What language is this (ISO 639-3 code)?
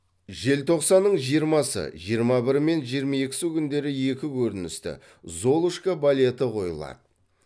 kaz